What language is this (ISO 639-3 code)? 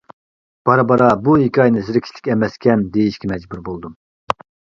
uig